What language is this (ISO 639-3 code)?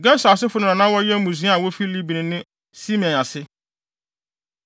aka